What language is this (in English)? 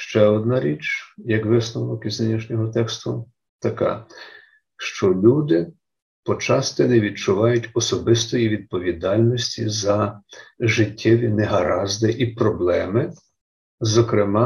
Ukrainian